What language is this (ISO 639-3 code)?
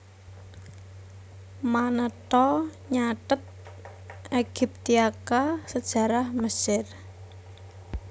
jav